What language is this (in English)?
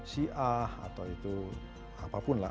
Indonesian